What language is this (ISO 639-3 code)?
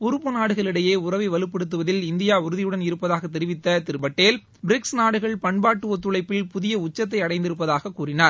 tam